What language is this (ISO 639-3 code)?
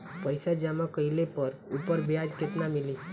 bho